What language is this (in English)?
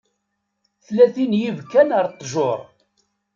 Kabyle